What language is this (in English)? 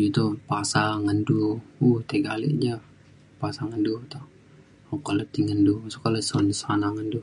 Mainstream Kenyah